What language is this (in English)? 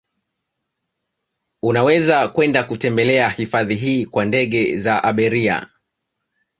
Swahili